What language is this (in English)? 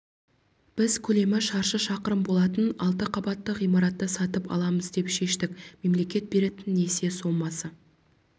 Kazakh